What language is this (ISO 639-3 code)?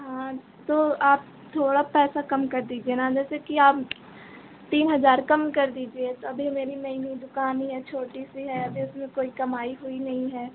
hin